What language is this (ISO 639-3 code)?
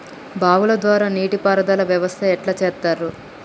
tel